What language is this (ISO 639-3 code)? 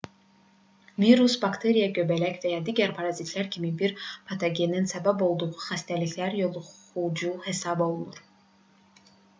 aze